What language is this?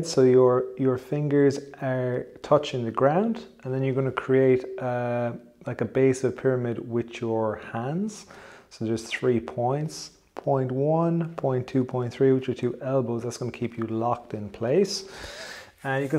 English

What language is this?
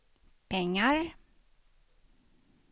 Swedish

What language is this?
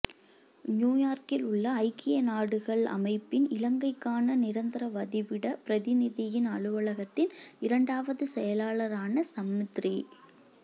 Tamil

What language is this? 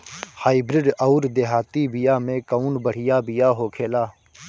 Bhojpuri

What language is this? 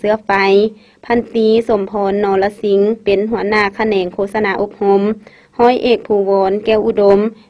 Thai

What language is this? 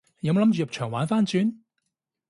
Cantonese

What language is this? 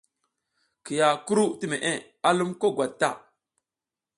South Giziga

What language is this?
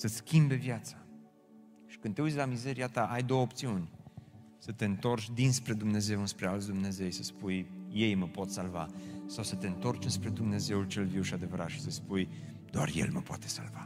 Romanian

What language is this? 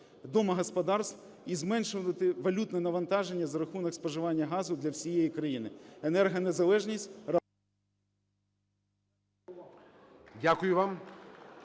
Ukrainian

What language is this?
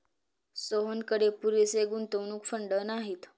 Marathi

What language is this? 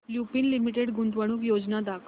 Marathi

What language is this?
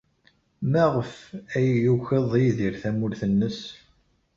Kabyle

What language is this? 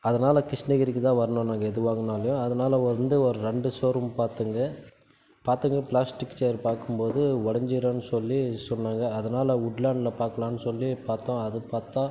Tamil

